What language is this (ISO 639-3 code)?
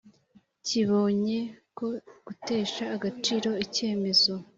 kin